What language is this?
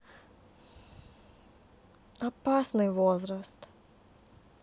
Russian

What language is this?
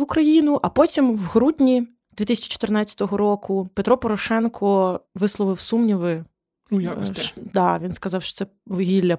Ukrainian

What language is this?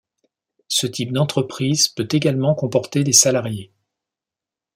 French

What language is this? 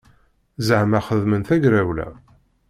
Kabyle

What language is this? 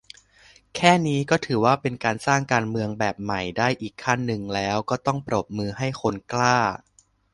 Thai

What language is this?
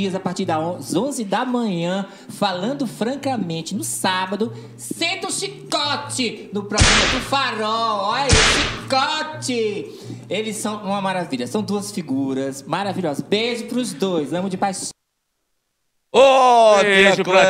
Portuguese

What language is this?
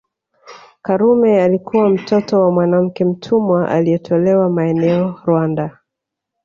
Swahili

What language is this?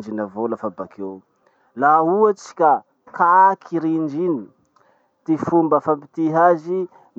Masikoro Malagasy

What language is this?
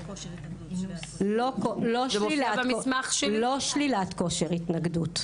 Hebrew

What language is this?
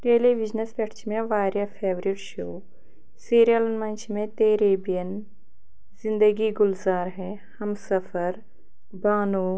Kashmiri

